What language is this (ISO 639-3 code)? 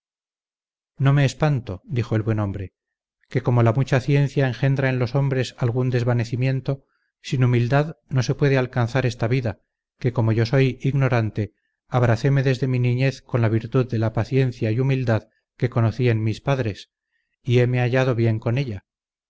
spa